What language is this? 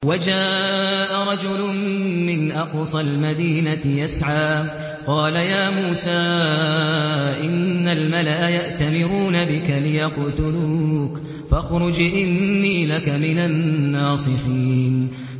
Arabic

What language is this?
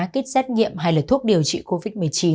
Vietnamese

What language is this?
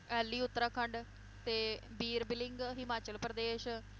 Punjabi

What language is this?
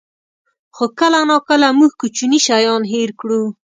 Pashto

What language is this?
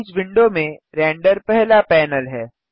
Hindi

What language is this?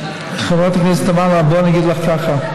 Hebrew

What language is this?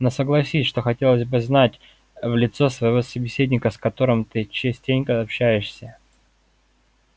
Russian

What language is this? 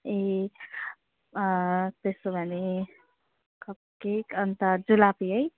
Nepali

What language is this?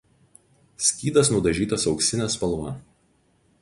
Lithuanian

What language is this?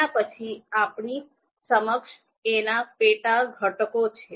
Gujarati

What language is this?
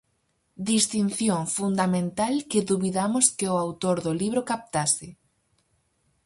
Galician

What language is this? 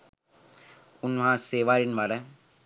Sinhala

